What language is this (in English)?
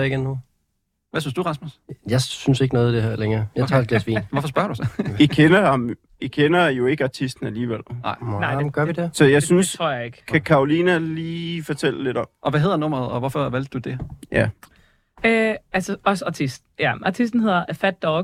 Danish